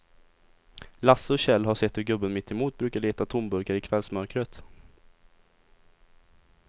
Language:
Swedish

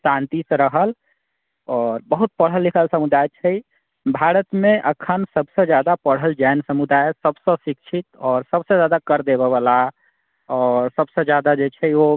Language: Maithili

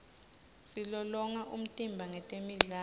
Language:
Swati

